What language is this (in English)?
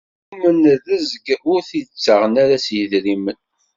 Kabyle